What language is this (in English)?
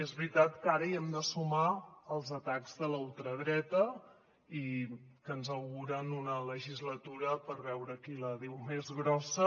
Catalan